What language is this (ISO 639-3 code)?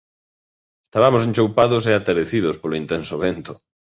glg